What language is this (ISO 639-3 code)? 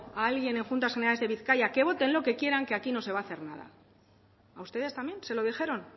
spa